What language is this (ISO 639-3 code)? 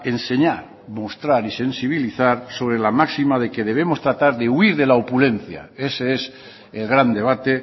spa